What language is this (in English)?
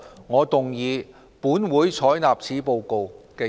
Cantonese